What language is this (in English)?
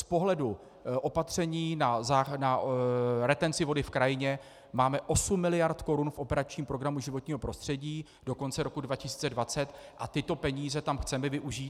Czech